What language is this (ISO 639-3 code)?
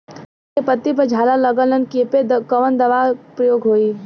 bho